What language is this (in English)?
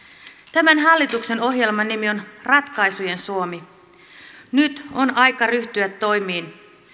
Finnish